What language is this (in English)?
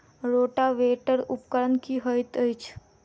Maithili